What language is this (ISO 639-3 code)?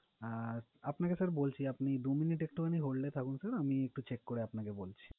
ben